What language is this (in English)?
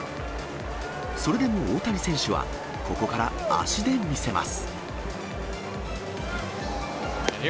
Japanese